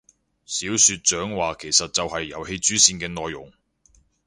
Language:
Cantonese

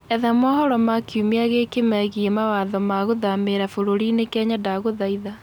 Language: Kikuyu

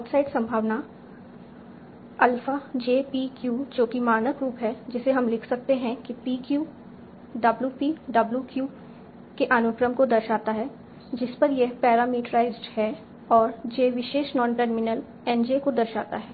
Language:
Hindi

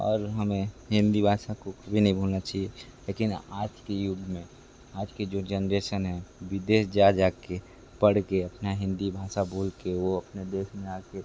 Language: Hindi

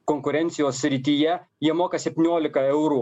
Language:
Lithuanian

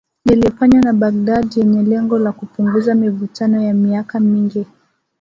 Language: Swahili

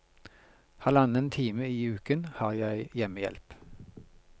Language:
Norwegian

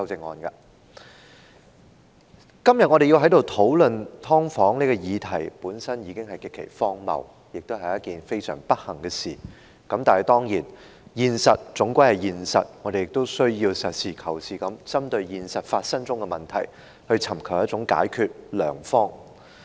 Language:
Cantonese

